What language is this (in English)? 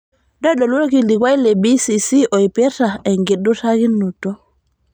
Masai